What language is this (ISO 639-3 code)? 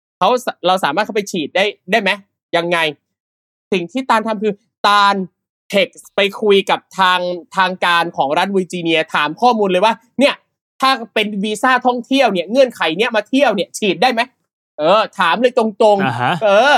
tha